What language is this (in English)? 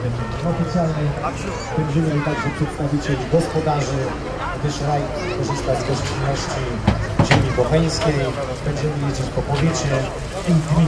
Polish